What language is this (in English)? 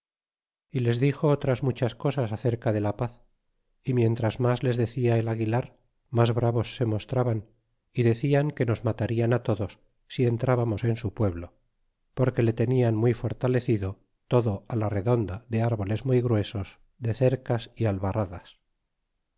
Spanish